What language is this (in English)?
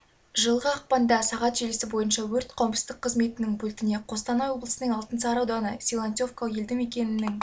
Kazakh